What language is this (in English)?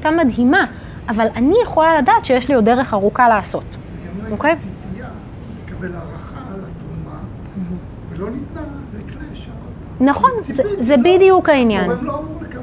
Hebrew